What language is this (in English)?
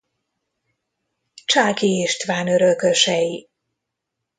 Hungarian